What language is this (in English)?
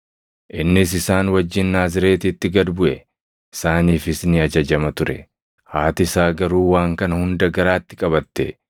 Oromo